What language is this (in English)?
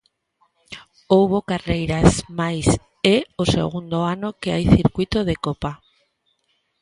Galician